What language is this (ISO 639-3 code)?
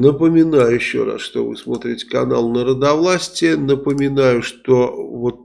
rus